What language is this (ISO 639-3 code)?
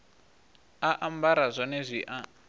ven